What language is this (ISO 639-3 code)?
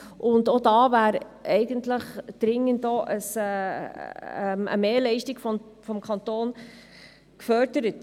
gsw